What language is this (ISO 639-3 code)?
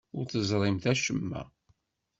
kab